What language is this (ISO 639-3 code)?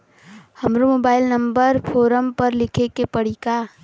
bho